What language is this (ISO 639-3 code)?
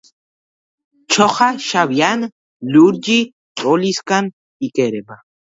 kat